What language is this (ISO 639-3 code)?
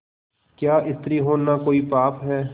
hin